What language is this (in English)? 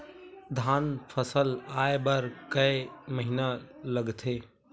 Chhattisgarhi